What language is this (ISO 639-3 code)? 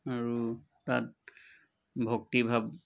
asm